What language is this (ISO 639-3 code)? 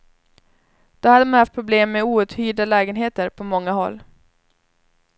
swe